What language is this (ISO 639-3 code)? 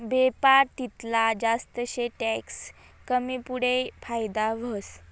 mar